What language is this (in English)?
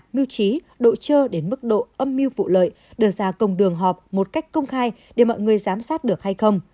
Vietnamese